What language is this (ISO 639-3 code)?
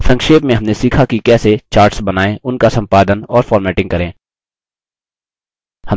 hin